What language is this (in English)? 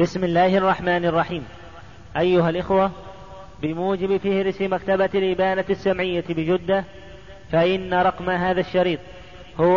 Arabic